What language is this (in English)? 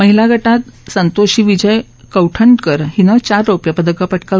Marathi